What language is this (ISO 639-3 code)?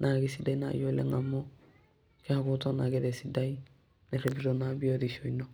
mas